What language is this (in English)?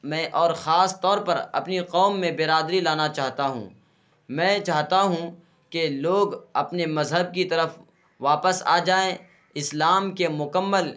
Urdu